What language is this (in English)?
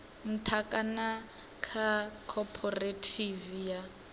Venda